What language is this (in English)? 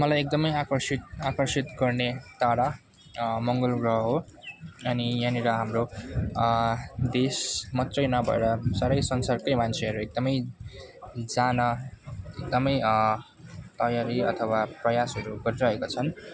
Nepali